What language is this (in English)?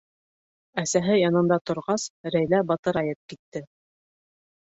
Bashkir